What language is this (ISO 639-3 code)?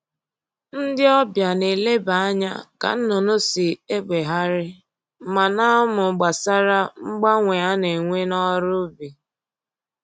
ibo